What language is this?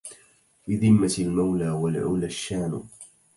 Arabic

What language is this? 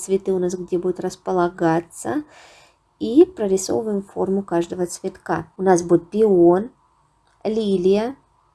Russian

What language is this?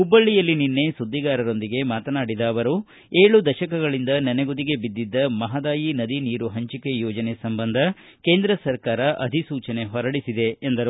Kannada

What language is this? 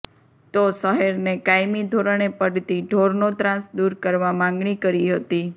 Gujarati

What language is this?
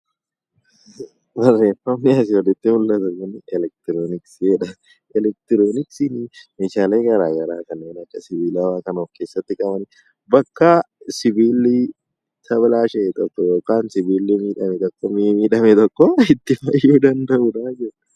Oromo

